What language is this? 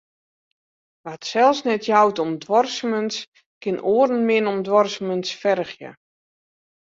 Western Frisian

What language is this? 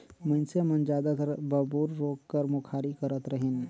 Chhattisgarhi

